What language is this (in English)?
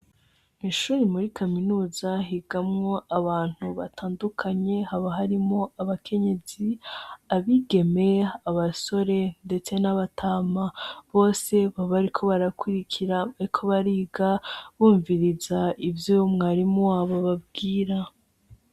Rundi